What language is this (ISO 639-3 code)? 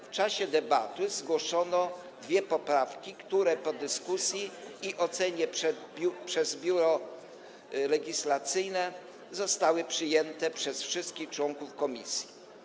pol